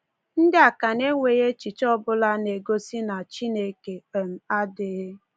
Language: Igbo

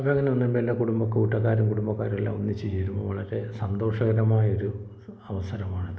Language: Malayalam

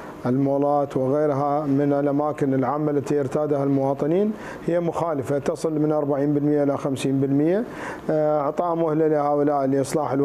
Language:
Arabic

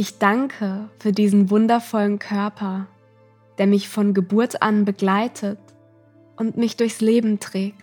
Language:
German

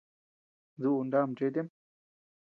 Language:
Tepeuxila Cuicatec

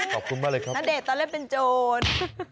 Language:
Thai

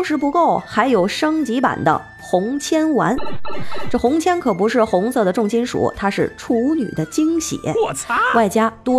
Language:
Chinese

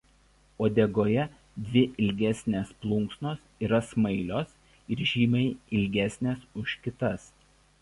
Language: Lithuanian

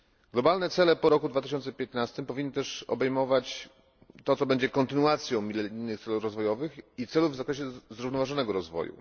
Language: Polish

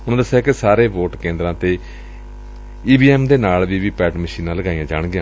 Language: Punjabi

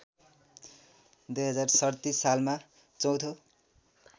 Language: Nepali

